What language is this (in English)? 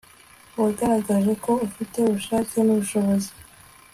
Kinyarwanda